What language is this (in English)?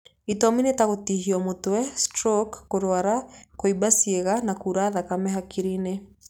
Kikuyu